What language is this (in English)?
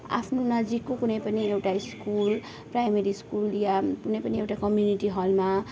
Nepali